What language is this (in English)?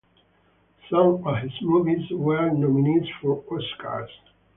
English